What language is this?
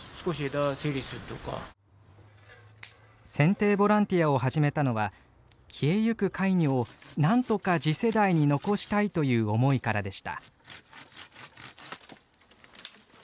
Japanese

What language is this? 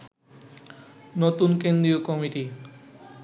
Bangla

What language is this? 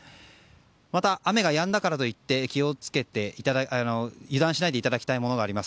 Japanese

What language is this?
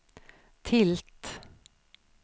Swedish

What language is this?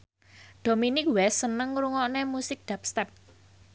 Javanese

